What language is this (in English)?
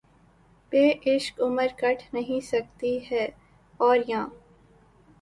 Urdu